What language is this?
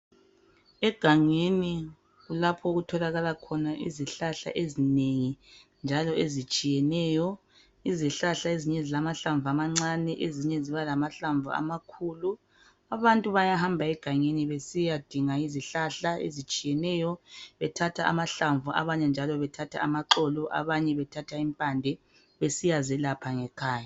North Ndebele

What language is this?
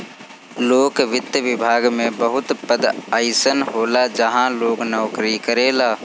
Bhojpuri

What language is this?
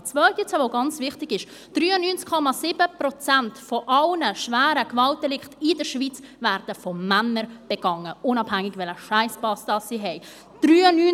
Swiss German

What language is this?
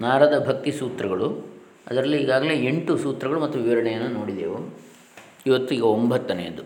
Kannada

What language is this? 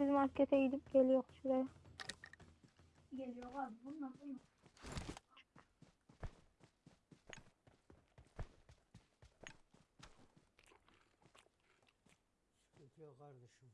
Turkish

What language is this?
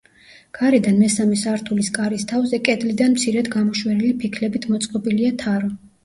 Georgian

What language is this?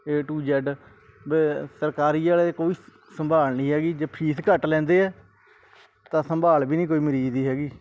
Punjabi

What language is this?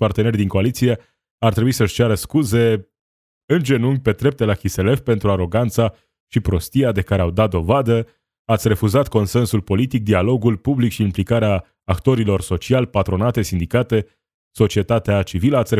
Romanian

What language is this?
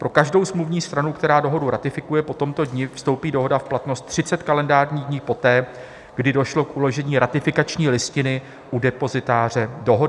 Czech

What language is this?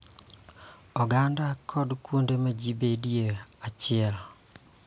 Luo (Kenya and Tanzania)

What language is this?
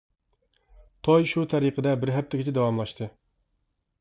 Uyghur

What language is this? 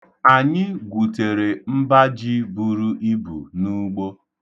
Igbo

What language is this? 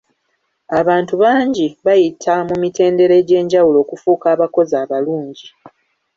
Ganda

